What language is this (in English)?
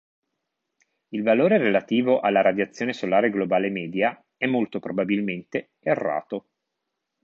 Italian